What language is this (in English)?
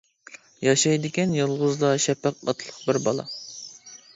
Uyghur